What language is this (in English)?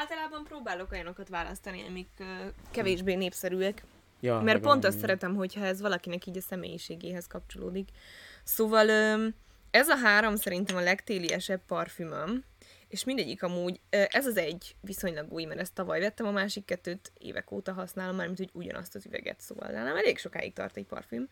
Hungarian